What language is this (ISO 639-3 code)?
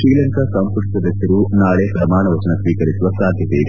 kan